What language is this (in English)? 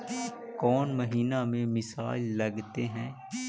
Magahi